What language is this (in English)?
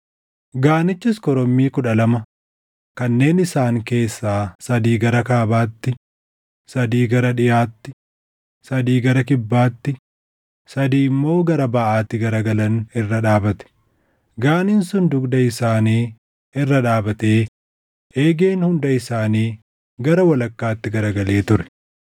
Oromo